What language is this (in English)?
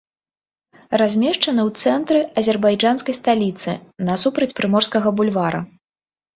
Belarusian